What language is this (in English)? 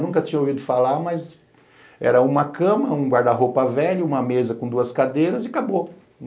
Portuguese